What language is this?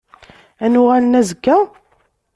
Kabyle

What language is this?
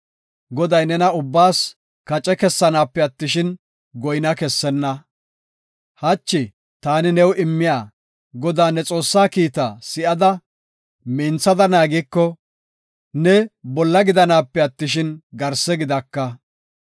Gofa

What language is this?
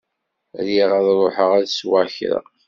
Kabyle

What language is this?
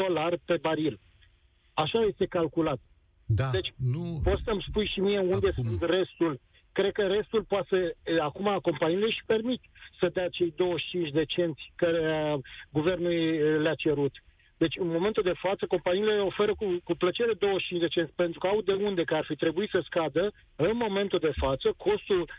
Romanian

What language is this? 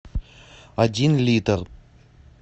Russian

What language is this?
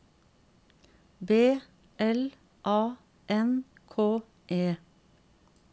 Norwegian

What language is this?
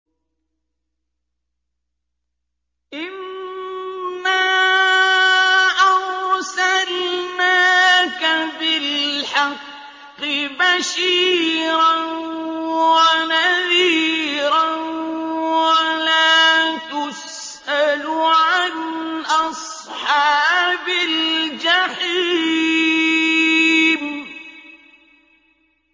Arabic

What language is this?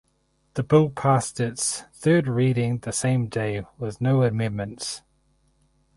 English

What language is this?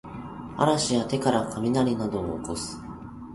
Japanese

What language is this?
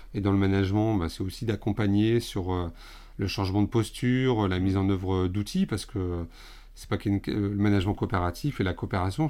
French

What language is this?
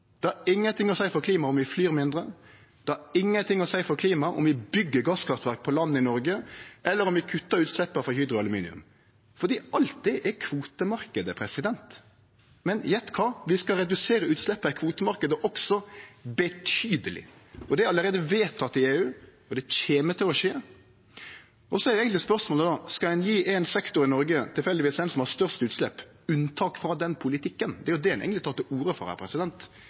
Norwegian Nynorsk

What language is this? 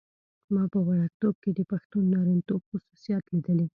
Pashto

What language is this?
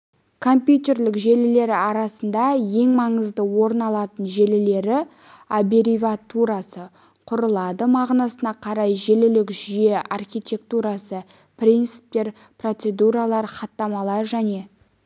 Kazakh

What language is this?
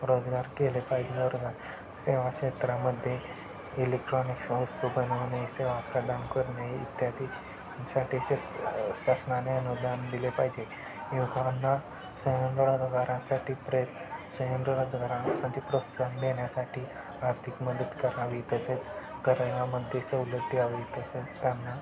Marathi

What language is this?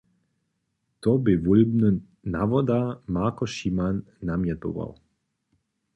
Upper Sorbian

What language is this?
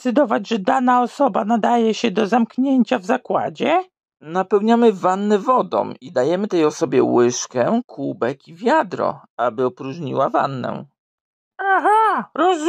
Polish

